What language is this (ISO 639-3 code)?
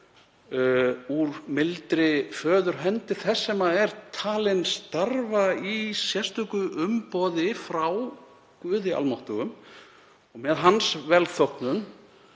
isl